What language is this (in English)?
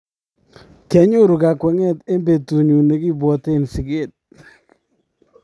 Kalenjin